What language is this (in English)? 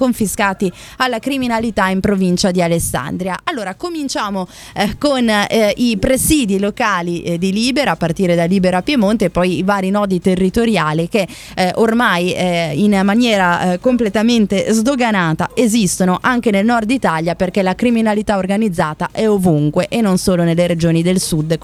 Italian